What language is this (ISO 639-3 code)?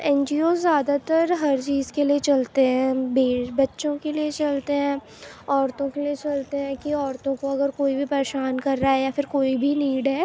urd